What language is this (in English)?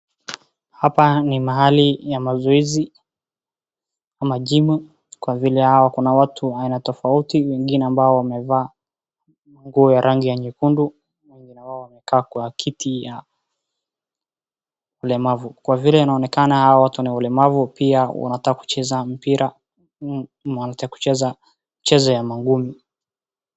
Swahili